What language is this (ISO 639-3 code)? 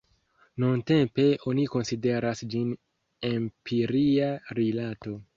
epo